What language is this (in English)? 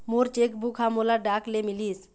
Chhattisgarhi